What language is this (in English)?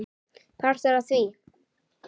Icelandic